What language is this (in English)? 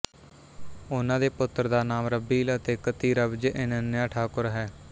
Punjabi